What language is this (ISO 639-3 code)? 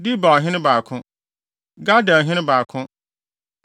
aka